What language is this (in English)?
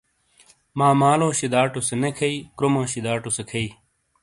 Shina